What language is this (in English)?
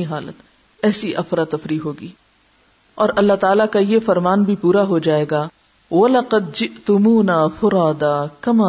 Urdu